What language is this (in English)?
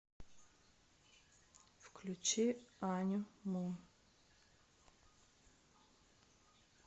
Russian